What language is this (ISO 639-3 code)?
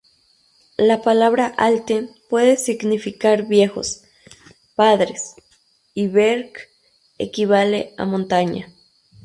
spa